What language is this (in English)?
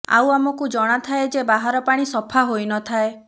Odia